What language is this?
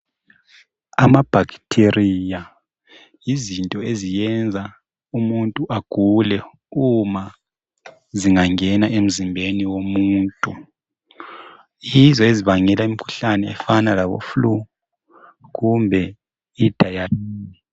North Ndebele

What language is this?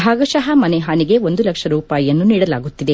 Kannada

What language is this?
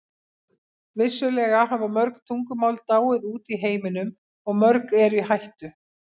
Icelandic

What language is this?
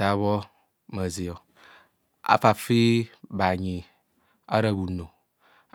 Kohumono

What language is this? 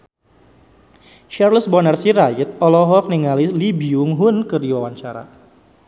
Sundanese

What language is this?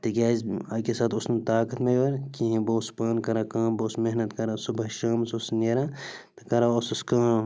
Kashmiri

